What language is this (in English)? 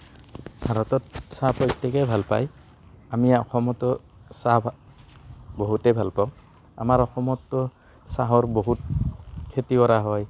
Assamese